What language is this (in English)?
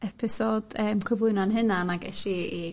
Welsh